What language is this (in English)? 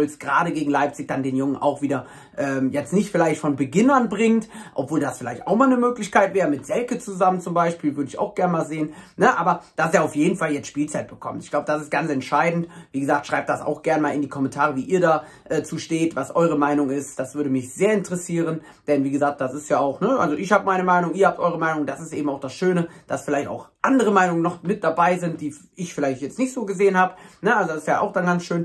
German